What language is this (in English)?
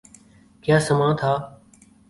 Urdu